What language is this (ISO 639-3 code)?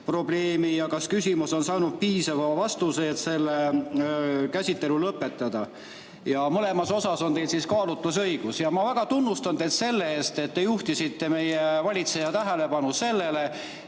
est